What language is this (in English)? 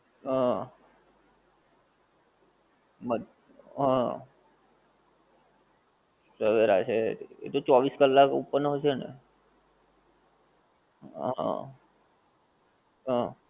Gujarati